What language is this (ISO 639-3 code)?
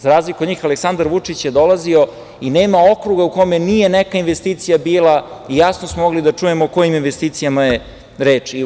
srp